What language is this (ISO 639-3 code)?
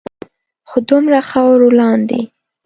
pus